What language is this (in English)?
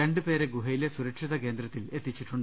Malayalam